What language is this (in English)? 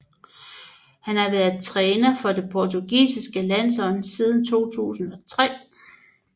Danish